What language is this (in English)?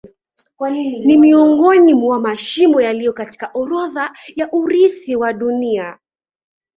Swahili